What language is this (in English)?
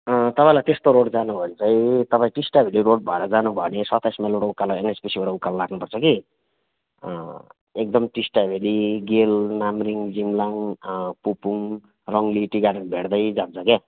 Nepali